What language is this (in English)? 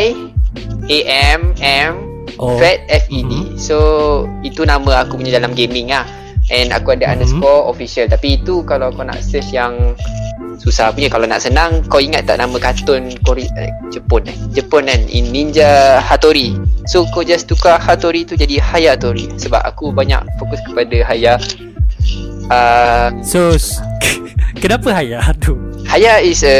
Malay